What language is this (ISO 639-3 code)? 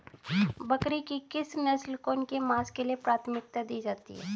hin